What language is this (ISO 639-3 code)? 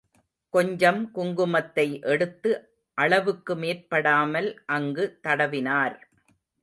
tam